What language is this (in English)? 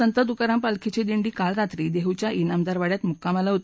Marathi